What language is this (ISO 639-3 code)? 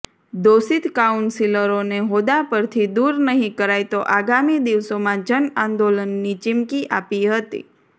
guj